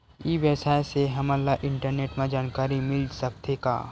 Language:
Chhattisgarhi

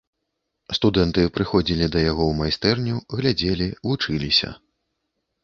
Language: Belarusian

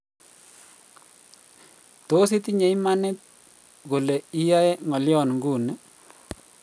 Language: Kalenjin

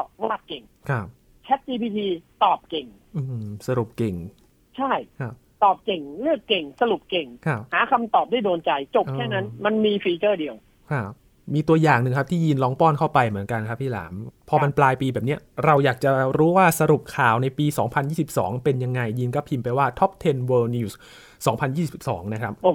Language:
Thai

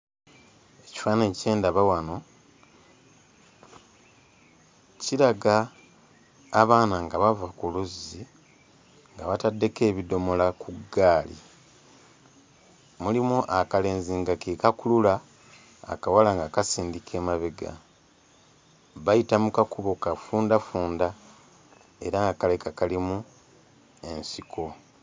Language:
Ganda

